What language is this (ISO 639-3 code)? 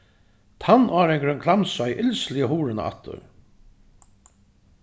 fao